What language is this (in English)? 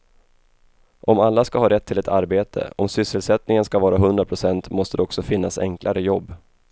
Swedish